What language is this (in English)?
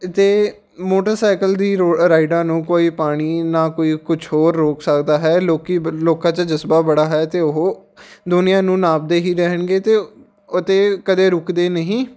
Punjabi